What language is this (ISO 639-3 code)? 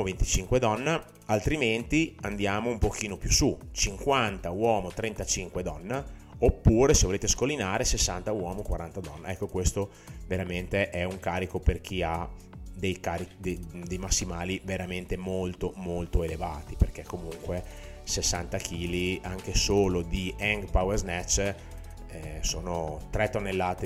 ita